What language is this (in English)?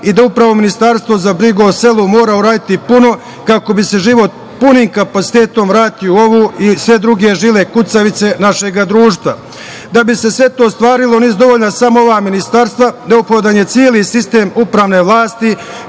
Serbian